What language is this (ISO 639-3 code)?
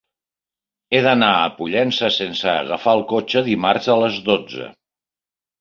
cat